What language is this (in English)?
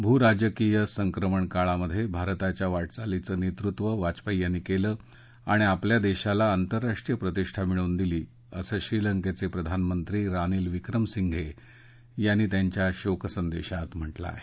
Marathi